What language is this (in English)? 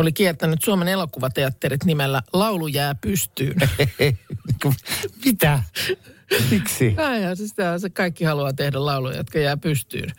Finnish